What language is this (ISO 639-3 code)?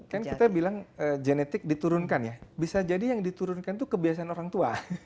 ind